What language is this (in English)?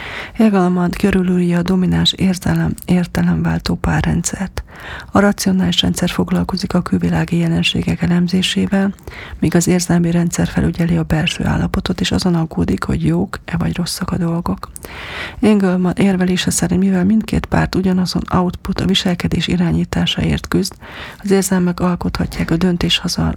Hungarian